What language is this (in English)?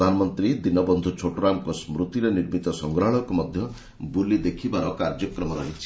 Odia